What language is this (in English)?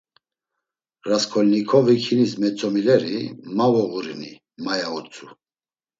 Laz